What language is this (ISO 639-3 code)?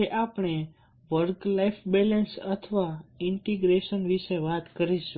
guj